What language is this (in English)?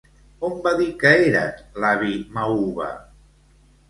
Catalan